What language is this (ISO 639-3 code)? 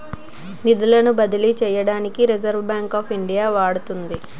tel